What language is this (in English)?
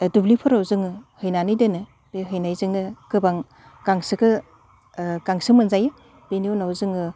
Bodo